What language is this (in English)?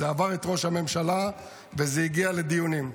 Hebrew